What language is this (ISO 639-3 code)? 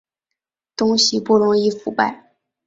zho